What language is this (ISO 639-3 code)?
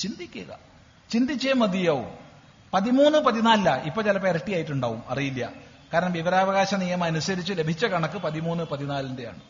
mal